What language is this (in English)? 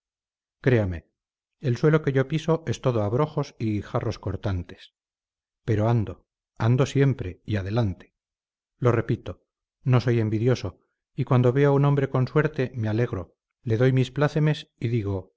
Spanish